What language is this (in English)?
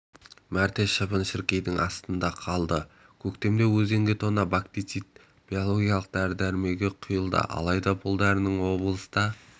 Kazakh